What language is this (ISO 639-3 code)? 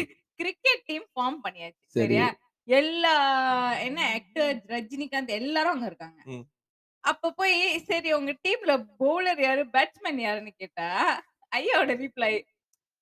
tam